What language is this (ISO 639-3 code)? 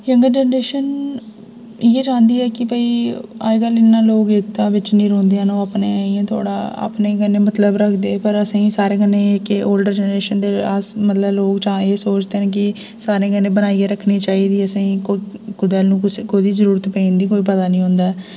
doi